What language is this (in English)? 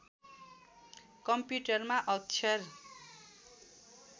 Nepali